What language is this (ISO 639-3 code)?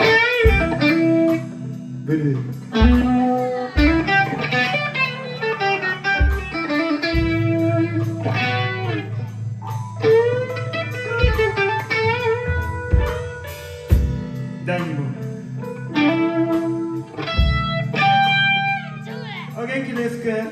jpn